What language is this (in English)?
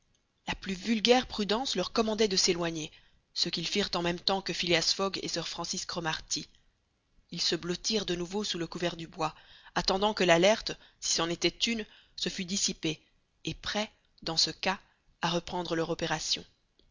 French